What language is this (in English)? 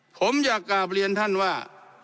Thai